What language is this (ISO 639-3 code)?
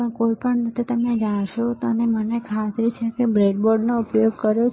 guj